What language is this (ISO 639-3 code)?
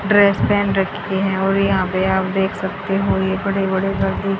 hin